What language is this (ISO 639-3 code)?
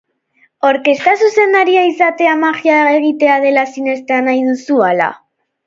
eus